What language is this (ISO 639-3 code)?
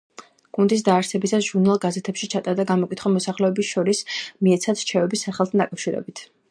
kat